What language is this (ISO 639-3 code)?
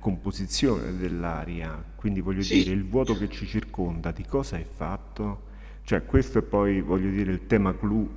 ita